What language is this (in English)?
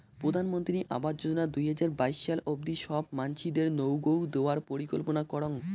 Bangla